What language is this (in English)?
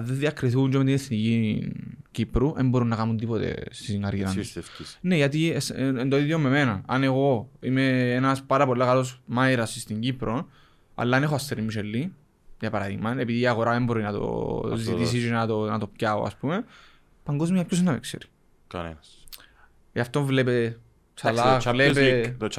Greek